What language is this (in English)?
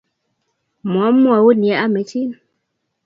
Kalenjin